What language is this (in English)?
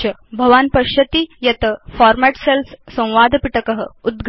Sanskrit